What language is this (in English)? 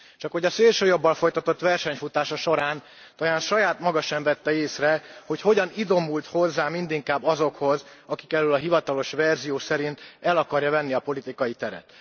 Hungarian